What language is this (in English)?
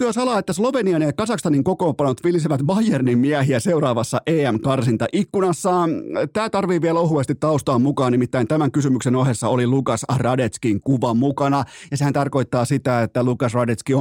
Finnish